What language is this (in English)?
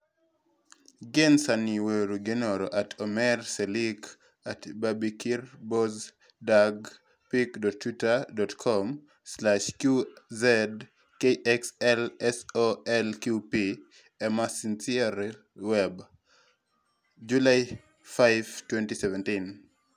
Luo (Kenya and Tanzania)